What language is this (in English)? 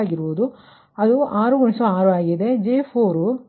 Kannada